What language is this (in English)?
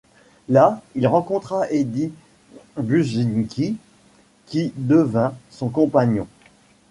French